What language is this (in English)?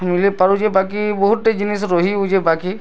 Odia